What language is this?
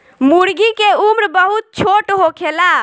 Bhojpuri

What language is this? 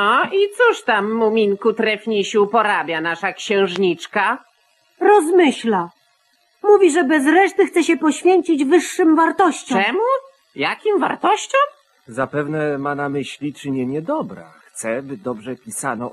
Polish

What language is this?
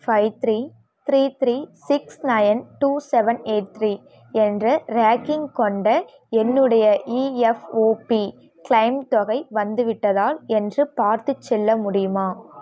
Tamil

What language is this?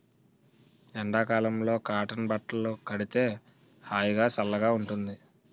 Telugu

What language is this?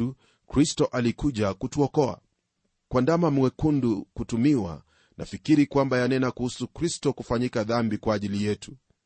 Swahili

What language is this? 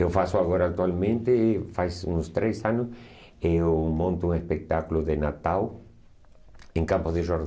Portuguese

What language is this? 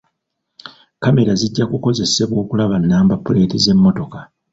Ganda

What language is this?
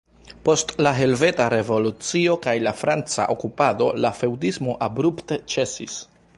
Esperanto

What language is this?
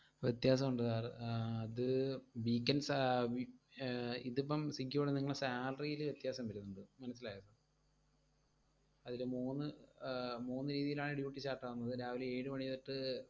Malayalam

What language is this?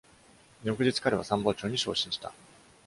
Japanese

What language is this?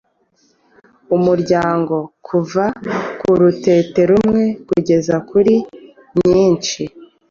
Kinyarwanda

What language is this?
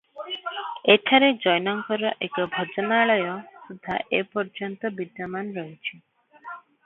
Odia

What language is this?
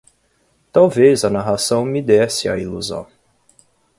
Portuguese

